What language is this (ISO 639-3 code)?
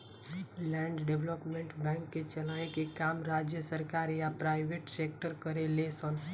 bho